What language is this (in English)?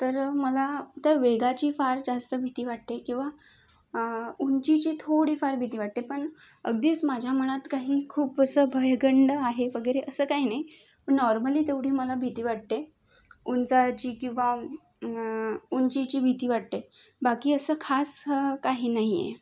Marathi